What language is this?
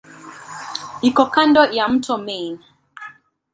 Swahili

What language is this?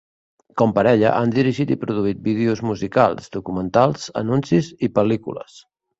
Catalan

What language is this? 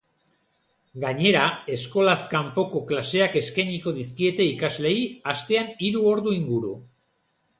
Basque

